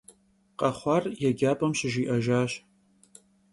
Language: Kabardian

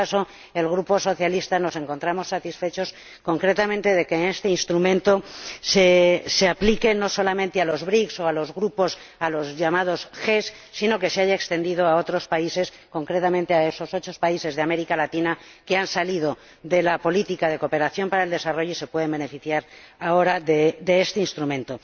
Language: Spanish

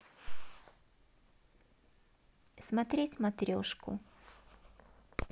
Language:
Russian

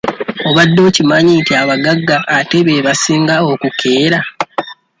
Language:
Ganda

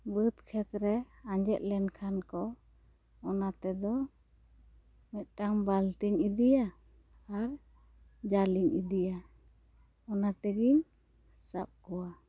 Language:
Santali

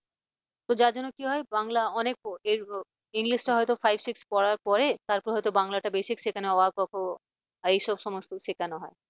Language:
Bangla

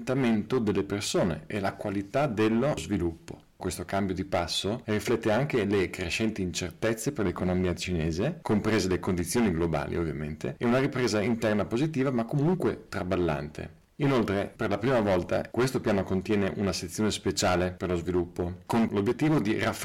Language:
Italian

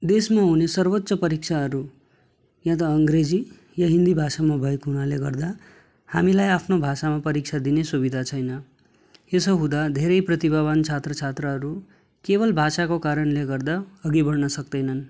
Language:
Nepali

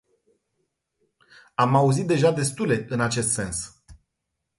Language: Romanian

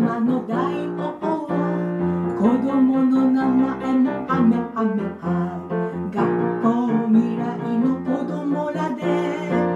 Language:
Thai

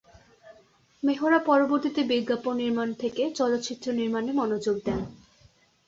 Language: Bangla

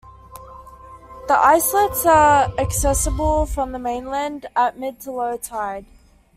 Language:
English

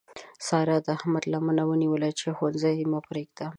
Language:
Pashto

